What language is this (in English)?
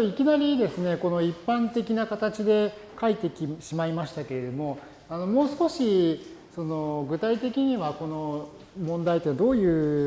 Japanese